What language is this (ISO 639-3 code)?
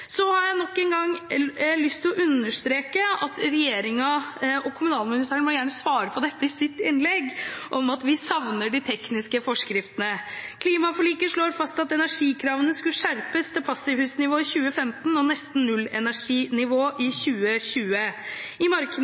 nob